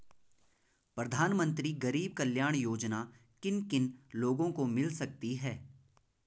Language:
Hindi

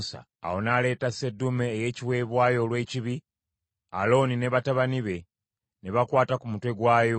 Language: Ganda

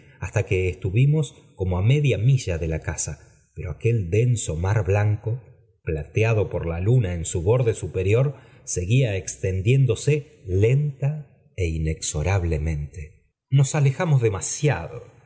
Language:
Spanish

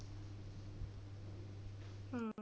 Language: Punjabi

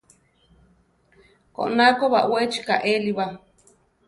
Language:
Central Tarahumara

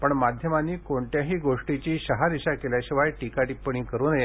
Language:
Marathi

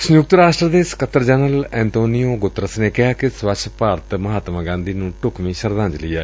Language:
Punjabi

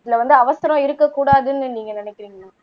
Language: Tamil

